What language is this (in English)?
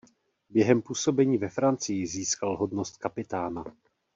Czech